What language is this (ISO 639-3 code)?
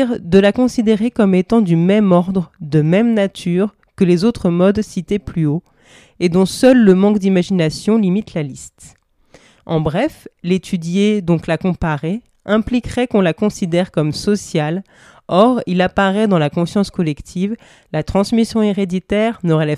fra